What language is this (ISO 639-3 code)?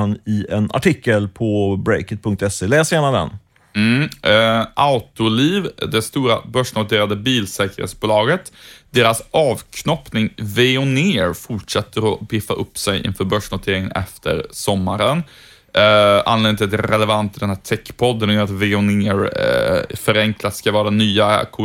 swe